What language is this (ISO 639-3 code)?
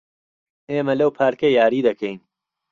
ckb